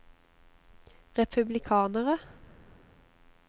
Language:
Norwegian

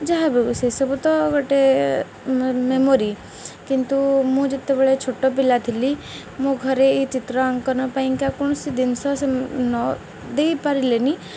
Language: Odia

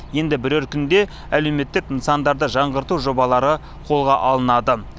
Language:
Kazakh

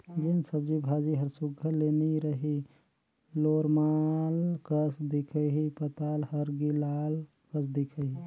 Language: Chhattisgarhi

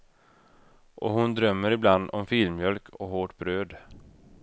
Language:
Swedish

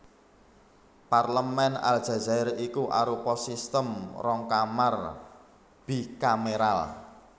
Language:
Javanese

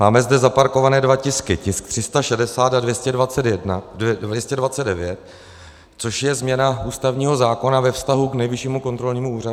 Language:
Czech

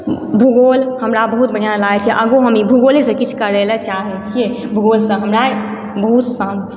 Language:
Maithili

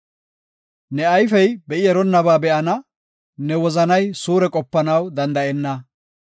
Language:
Gofa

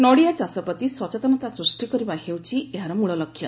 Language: Odia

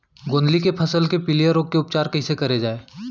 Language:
Chhattisgarhi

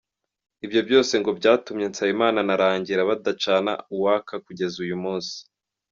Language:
Kinyarwanda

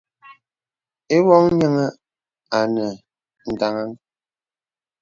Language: Bebele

